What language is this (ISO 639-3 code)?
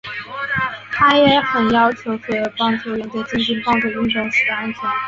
zho